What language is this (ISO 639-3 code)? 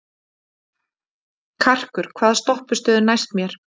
isl